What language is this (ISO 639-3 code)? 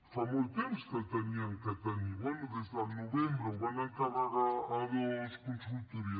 cat